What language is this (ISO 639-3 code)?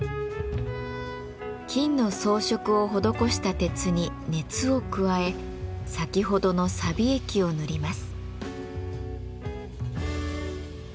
jpn